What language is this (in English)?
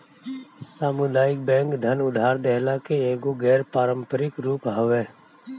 Bhojpuri